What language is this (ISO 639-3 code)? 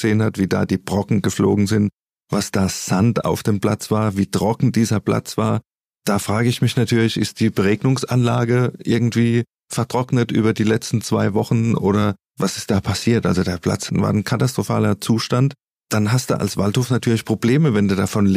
deu